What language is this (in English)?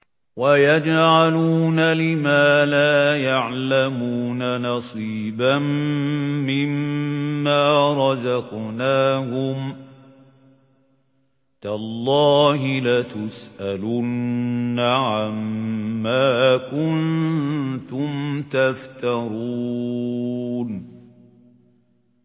Arabic